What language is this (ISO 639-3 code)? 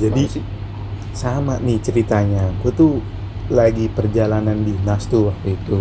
ind